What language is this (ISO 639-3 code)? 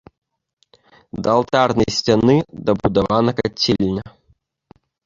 bel